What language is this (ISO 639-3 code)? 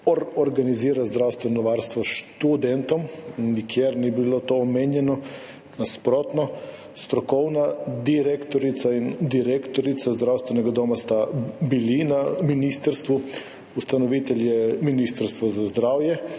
slv